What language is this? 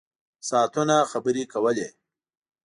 Pashto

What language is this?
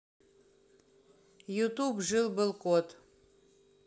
Russian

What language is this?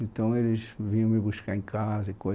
Portuguese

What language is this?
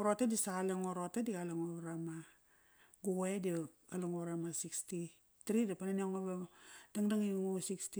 Kairak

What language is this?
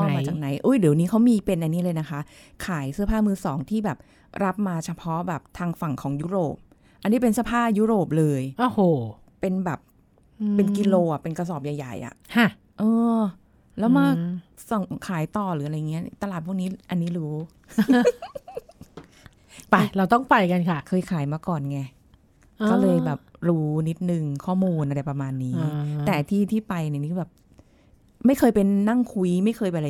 Thai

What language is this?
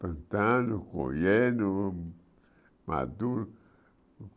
Portuguese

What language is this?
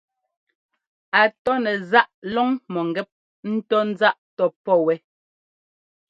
Ngomba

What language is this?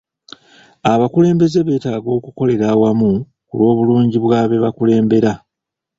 Ganda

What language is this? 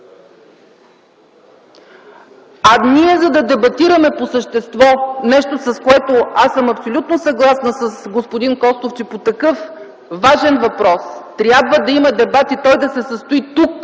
Bulgarian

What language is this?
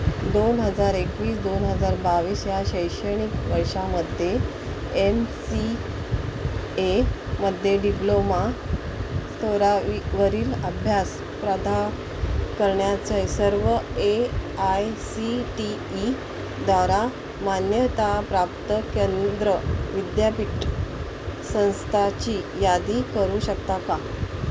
Marathi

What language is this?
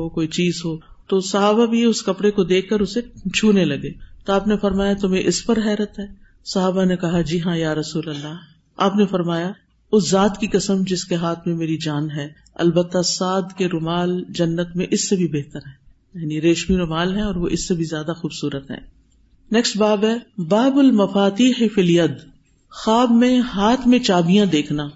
Urdu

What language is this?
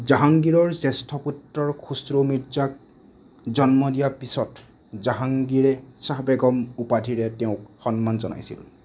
Assamese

